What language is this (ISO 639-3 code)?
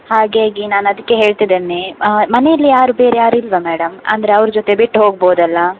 kan